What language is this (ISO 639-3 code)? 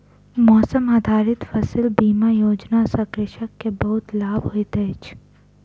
mai